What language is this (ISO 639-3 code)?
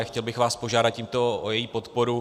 ces